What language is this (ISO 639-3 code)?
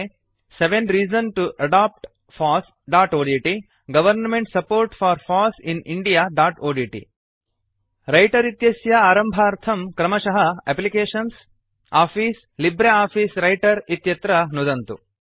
san